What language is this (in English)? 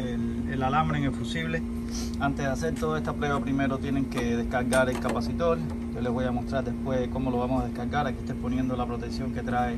Spanish